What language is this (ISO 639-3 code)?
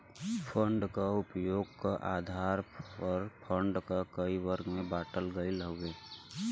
bho